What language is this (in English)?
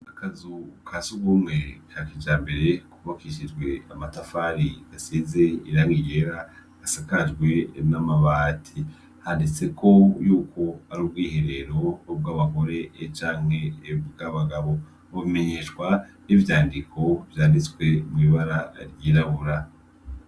Rundi